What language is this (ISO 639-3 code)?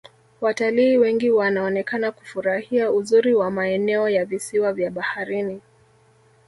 swa